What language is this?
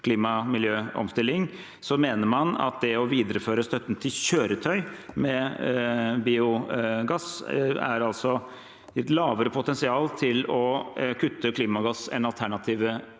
Norwegian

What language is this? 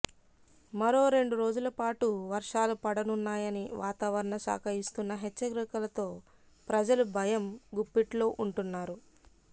Telugu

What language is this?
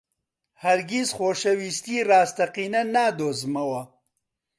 Central Kurdish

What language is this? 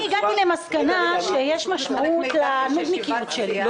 Hebrew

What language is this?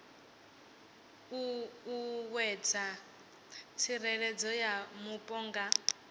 Venda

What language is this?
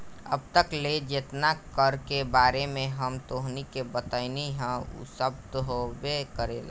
Bhojpuri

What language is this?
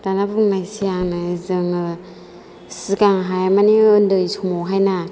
Bodo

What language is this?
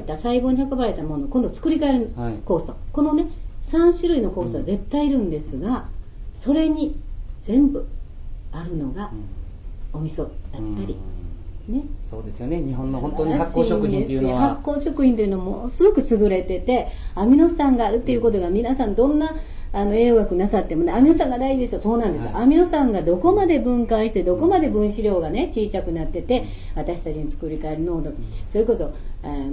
Japanese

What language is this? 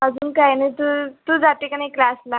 Marathi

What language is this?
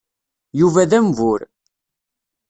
Kabyle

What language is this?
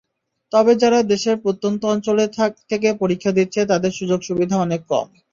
Bangla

